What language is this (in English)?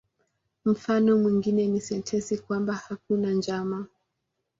Swahili